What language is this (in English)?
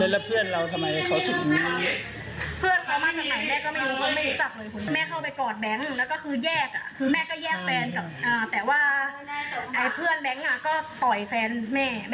Thai